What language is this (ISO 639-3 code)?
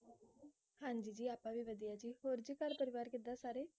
pan